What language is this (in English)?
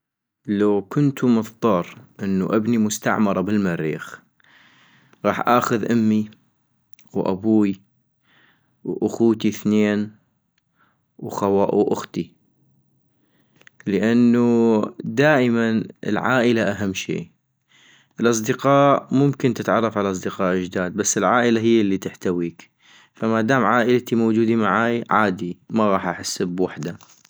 North Mesopotamian Arabic